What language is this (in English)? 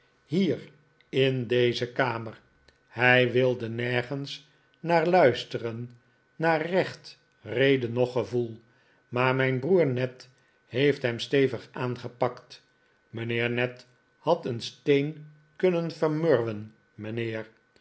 Dutch